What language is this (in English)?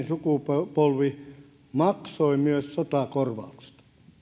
Finnish